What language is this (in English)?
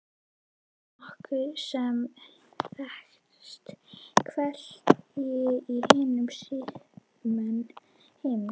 Icelandic